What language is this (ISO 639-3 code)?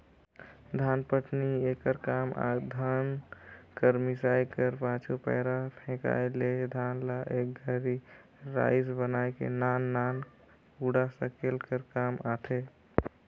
hne